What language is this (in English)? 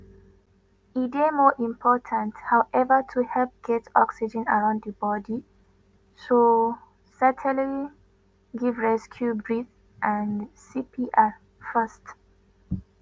Nigerian Pidgin